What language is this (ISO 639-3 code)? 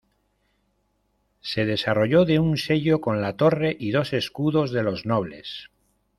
spa